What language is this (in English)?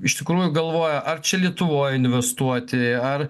Lithuanian